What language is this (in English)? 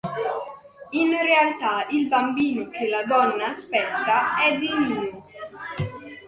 Italian